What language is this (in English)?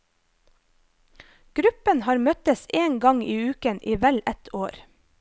Norwegian